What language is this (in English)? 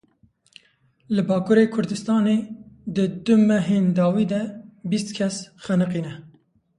Kurdish